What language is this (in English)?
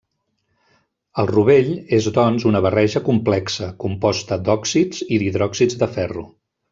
Catalan